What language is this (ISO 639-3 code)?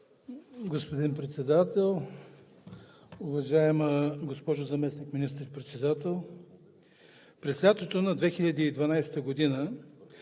bul